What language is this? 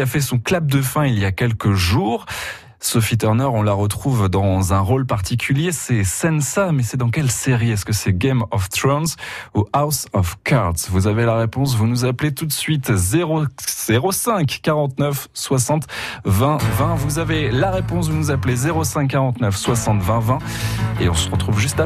French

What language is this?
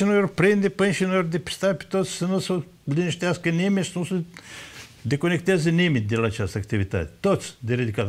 Romanian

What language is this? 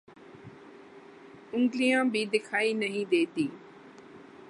Urdu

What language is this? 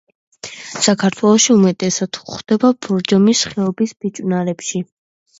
Georgian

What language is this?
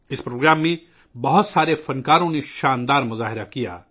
Urdu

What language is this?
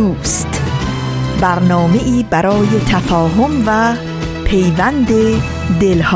Persian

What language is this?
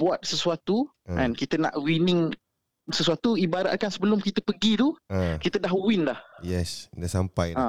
Malay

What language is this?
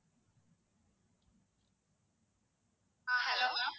Tamil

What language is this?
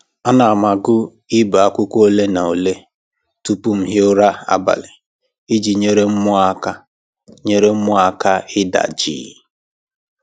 Igbo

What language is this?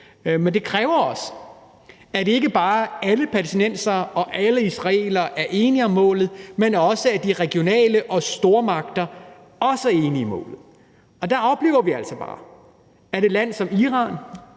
Danish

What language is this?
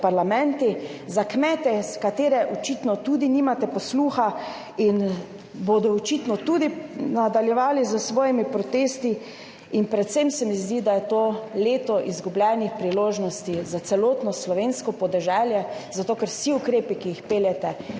Slovenian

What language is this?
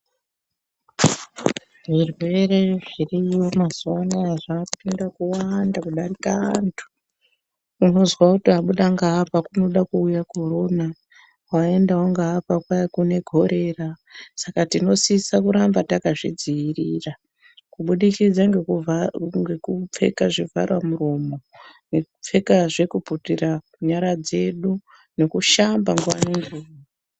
Ndau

